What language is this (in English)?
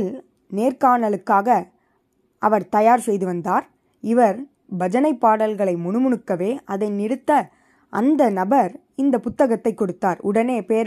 Tamil